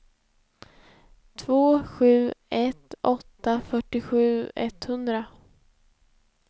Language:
Swedish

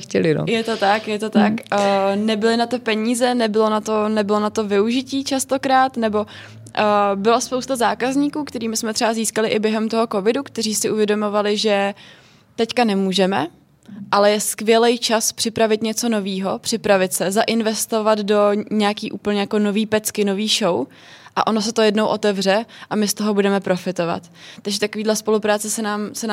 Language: Czech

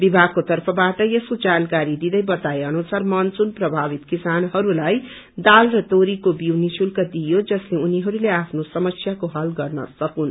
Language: Nepali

